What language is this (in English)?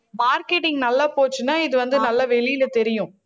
Tamil